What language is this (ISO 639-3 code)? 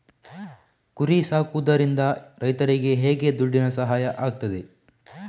kan